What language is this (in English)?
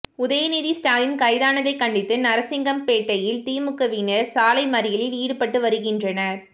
Tamil